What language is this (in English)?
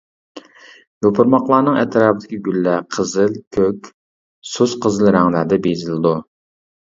Uyghur